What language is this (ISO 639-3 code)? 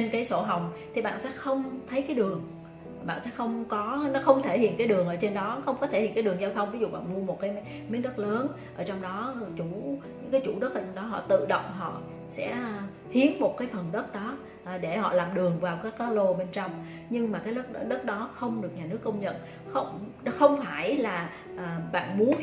vie